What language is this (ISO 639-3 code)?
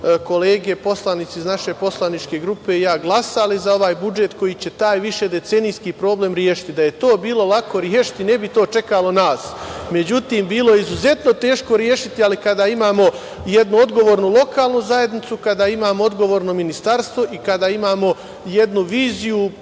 srp